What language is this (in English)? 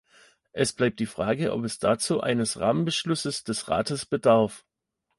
German